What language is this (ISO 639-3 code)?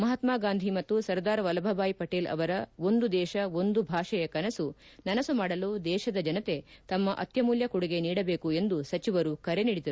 kan